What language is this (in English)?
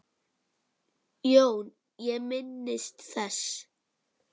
Icelandic